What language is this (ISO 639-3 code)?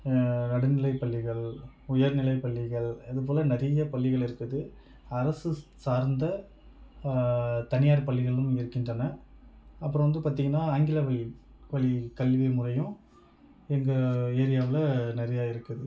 tam